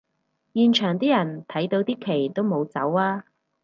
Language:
Cantonese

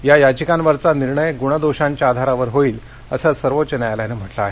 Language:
Marathi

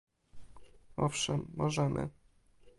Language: Polish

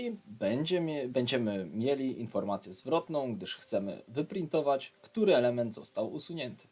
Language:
Polish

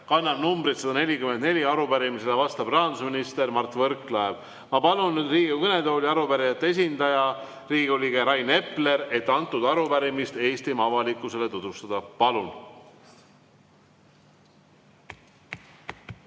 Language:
Estonian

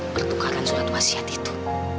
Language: Indonesian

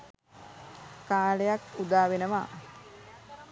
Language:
Sinhala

